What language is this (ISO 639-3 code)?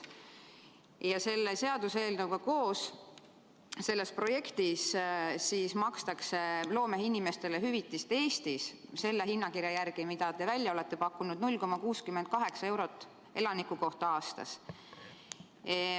est